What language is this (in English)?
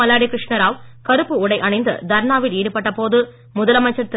Tamil